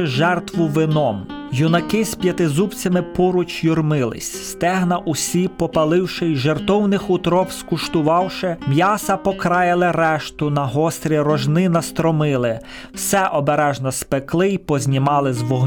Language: Ukrainian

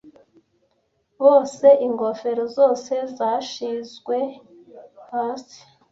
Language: Kinyarwanda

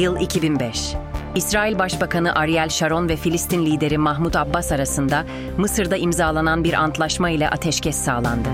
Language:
Turkish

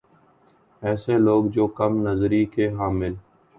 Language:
Urdu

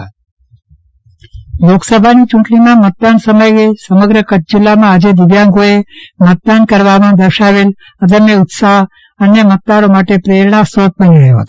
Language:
Gujarati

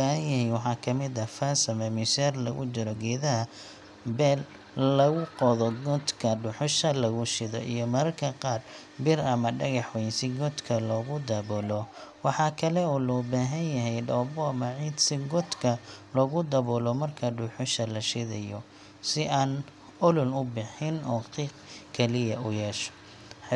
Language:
Somali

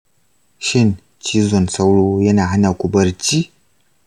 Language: Hausa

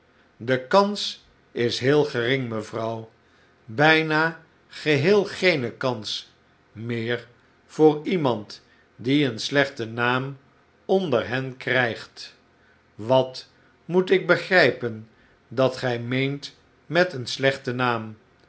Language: Dutch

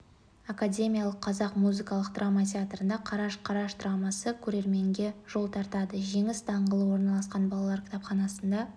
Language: Kazakh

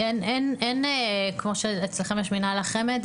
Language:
Hebrew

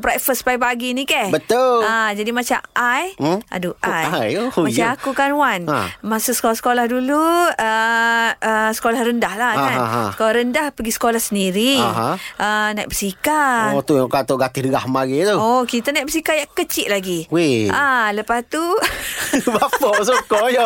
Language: Malay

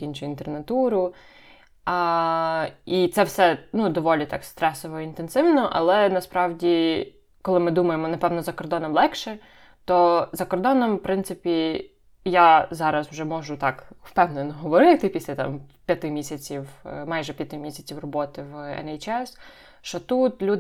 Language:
Ukrainian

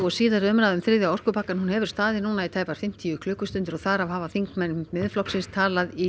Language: Icelandic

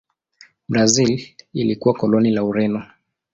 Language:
Swahili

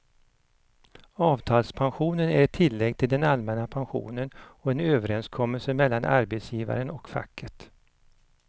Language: Swedish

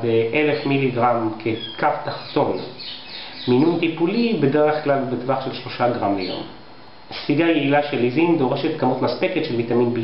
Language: Hebrew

